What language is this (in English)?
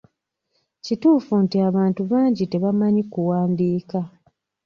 Ganda